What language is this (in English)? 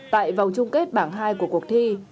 Vietnamese